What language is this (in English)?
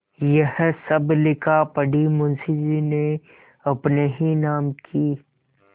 Hindi